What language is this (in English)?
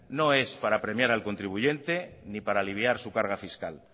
Spanish